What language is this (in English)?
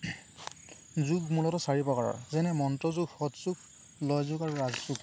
Assamese